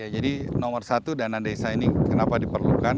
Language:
Indonesian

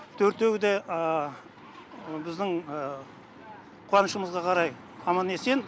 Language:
Kazakh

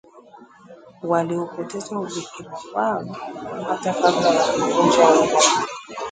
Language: Swahili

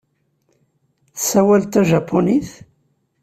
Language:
Kabyle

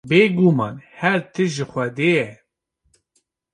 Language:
Kurdish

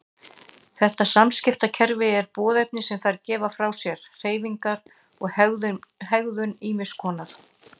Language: Icelandic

